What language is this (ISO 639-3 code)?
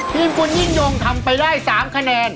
tha